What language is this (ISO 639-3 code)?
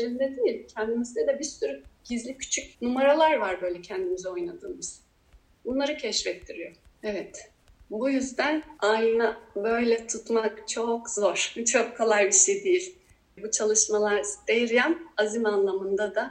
tur